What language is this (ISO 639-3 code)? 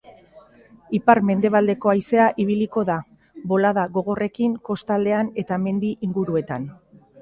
eus